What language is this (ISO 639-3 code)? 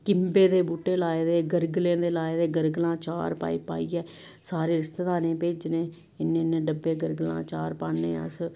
doi